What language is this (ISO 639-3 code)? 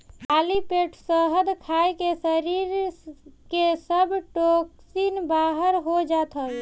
bho